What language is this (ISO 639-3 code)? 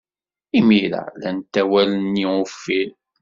kab